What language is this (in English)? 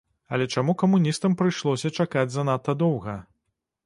Belarusian